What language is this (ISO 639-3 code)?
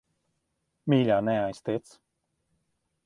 lav